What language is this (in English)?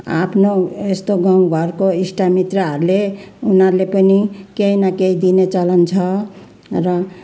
Nepali